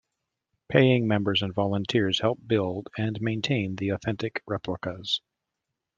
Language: English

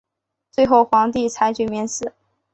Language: Chinese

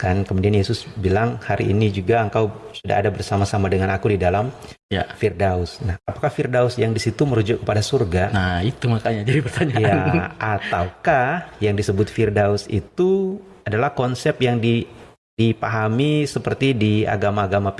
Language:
Indonesian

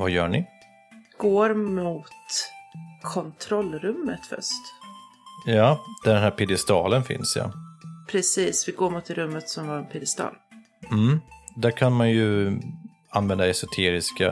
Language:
Swedish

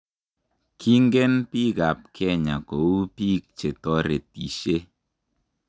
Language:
Kalenjin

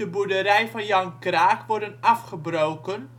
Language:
Dutch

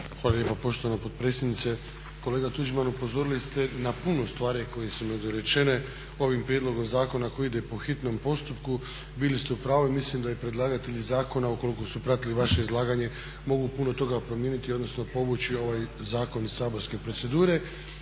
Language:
Croatian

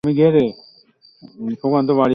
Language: Bangla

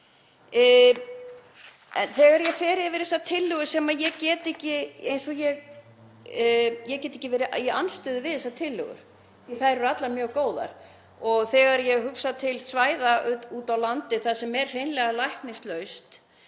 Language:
Icelandic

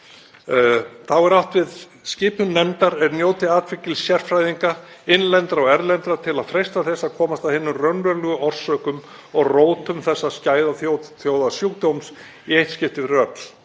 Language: Icelandic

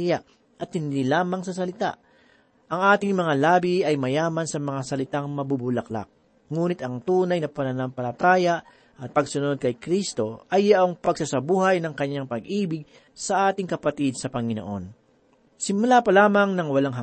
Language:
Filipino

